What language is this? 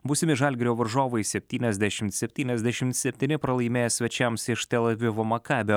Lithuanian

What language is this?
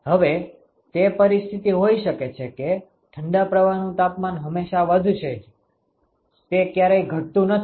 Gujarati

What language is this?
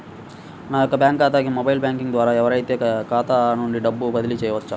Telugu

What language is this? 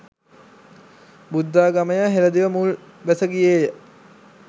Sinhala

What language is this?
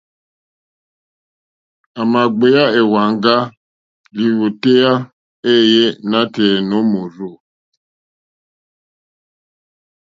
Mokpwe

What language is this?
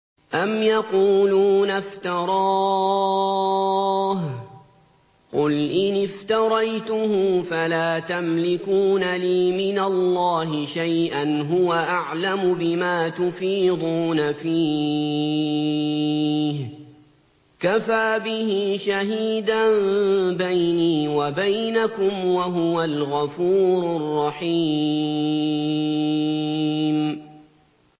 Arabic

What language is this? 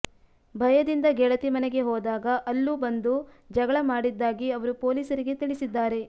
Kannada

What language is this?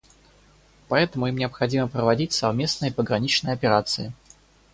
Russian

